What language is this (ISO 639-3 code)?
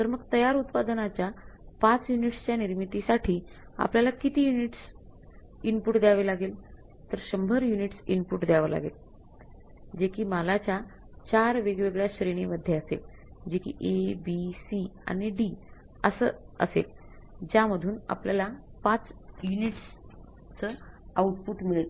mar